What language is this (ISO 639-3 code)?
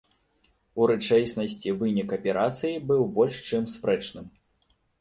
bel